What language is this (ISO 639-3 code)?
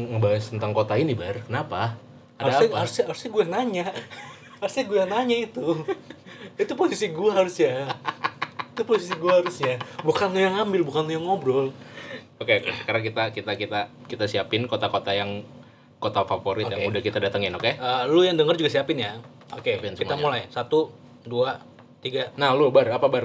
ind